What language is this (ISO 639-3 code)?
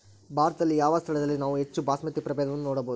kan